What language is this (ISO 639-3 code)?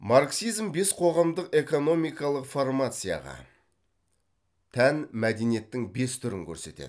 kaz